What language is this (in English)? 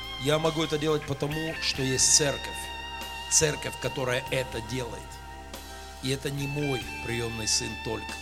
Russian